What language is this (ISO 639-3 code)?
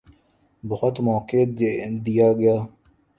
urd